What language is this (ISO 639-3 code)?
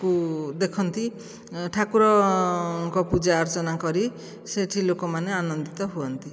ori